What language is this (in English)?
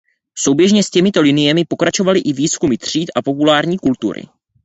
Czech